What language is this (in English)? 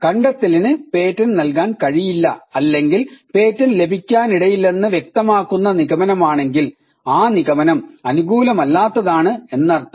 Malayalam